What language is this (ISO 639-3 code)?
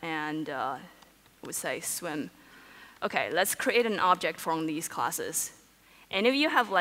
eng